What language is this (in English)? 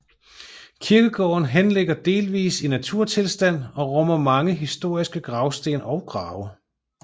Danish